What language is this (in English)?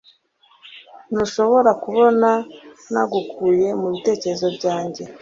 Kinyarwanda